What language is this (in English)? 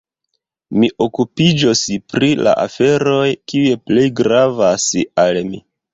Esperanto